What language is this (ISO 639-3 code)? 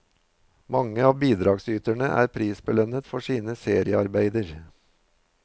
nor